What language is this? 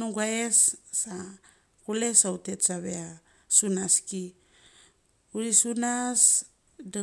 Mali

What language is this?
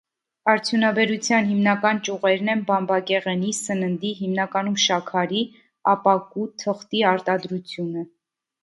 Armenian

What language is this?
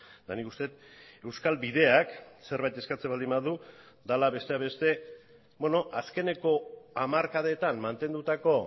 Basque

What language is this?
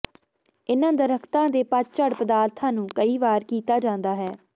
Punjabi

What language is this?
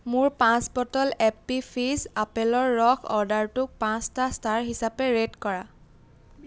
Assamese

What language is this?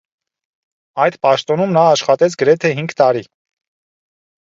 Armenian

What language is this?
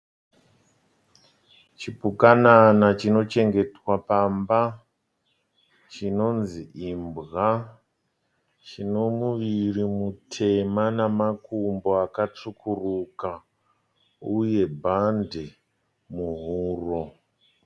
Shona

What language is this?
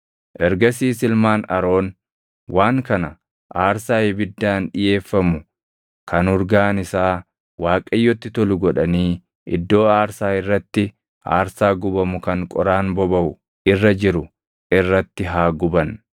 Oromo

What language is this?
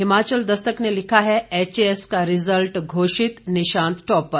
Hindi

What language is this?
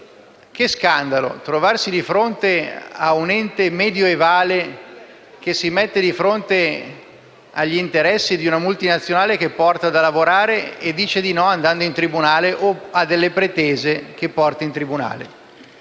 Italian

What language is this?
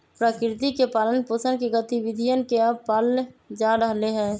Magahi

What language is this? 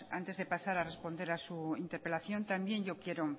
Spanish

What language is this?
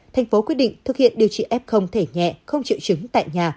Vietnamese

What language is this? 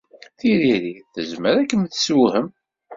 Kabyle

